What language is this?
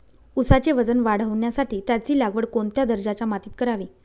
Marathi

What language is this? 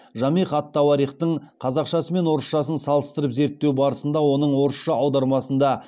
Kazakh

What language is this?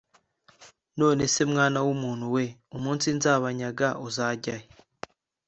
Kinyarwanda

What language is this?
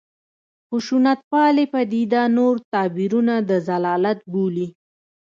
Pashto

